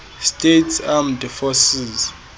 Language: Xhosa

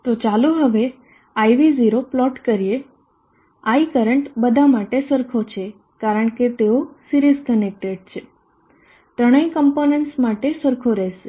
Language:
Gujarati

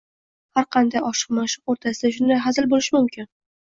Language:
Uzbek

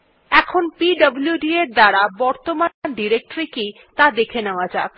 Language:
Bangla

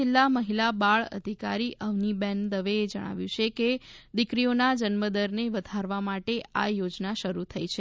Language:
Gujarati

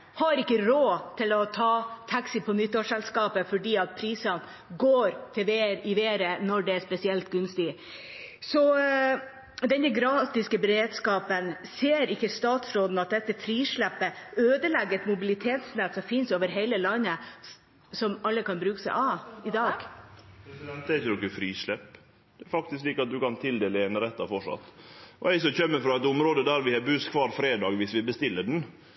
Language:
Norwegian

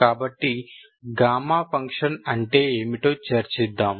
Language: Telugu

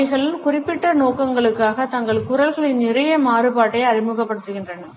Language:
Tamil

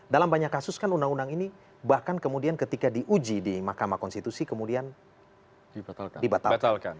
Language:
Indonesian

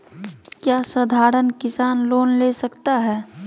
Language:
Magahi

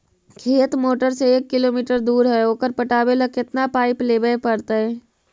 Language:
Magahi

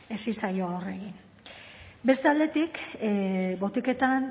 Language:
Basque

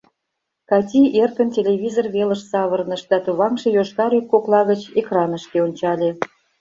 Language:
Mari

